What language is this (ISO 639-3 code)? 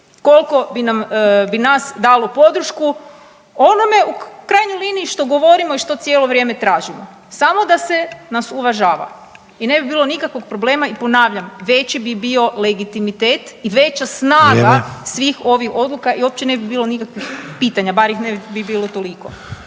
hrv